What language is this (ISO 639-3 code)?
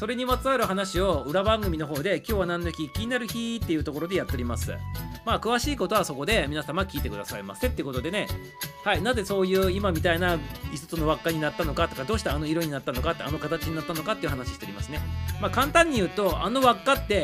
jpn